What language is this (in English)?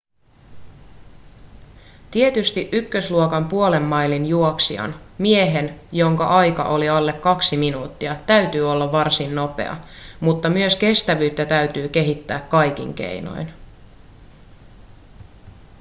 Finnish